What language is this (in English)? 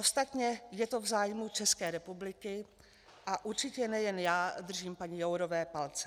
Czech